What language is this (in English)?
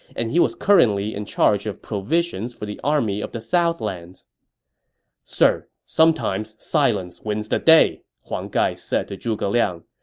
English